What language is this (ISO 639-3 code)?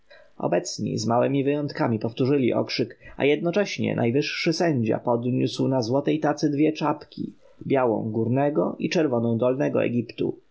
pol